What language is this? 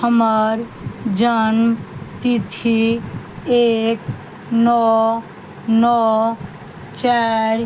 Maithili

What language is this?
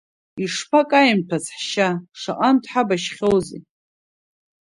Abkhazian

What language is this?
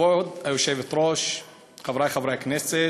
Hebrew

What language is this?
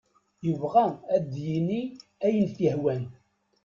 Kabyle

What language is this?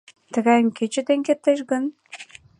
Mari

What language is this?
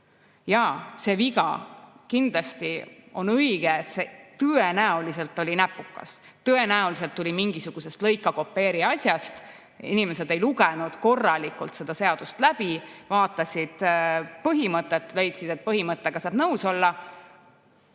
Estonian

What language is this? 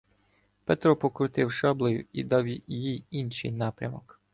Ukrainian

